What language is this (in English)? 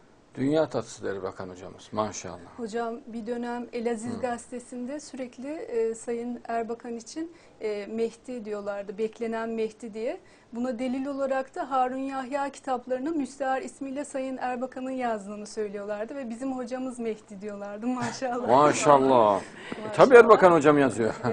Turkish